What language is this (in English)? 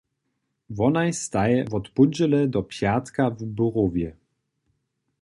Upper Sorbian